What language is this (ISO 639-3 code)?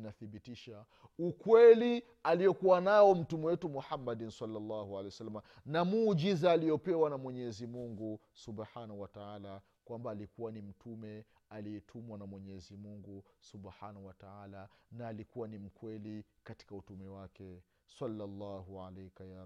swa